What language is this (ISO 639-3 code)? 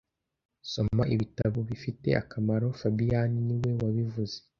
kin